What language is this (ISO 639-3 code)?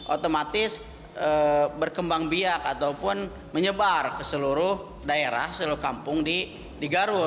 ind